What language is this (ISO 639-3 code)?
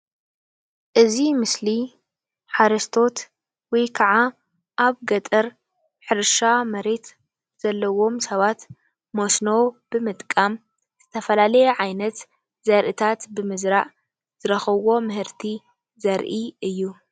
tir